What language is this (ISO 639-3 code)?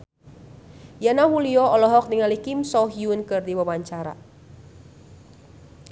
sun